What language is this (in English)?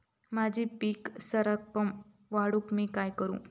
Marathi